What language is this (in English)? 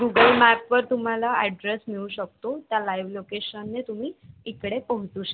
Marathi